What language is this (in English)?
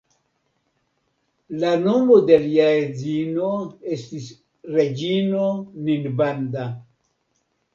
Esperanto